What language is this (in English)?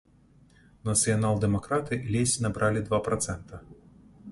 Belarusian